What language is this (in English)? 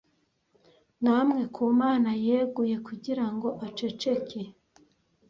Kinyarwanda